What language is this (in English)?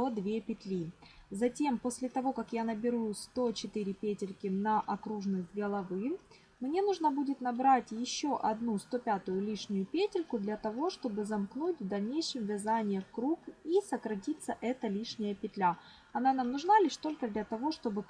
Russian